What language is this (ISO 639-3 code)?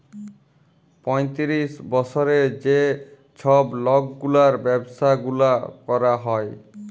ben